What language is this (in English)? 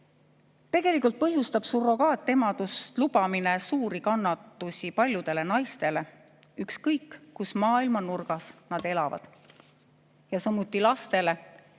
Estonian